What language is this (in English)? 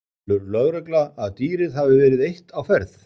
Icelandic